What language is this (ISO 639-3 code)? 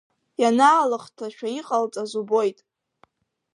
abk